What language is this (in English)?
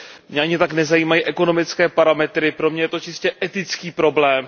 Czech